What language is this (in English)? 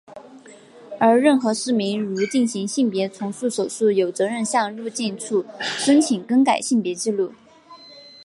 Chinese